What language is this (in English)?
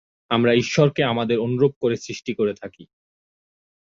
Bangla